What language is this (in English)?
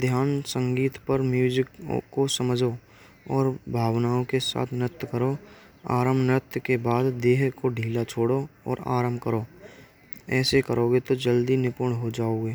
Braj